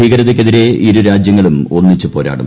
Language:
Malayalam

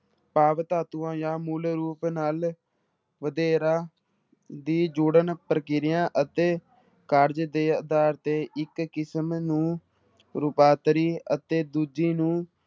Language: Punjabi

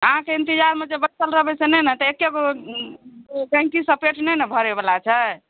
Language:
Maithili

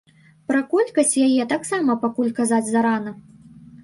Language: Belarusian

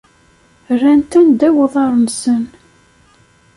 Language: Kabyle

